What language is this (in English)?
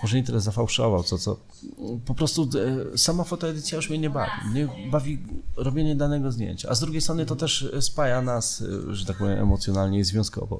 Polish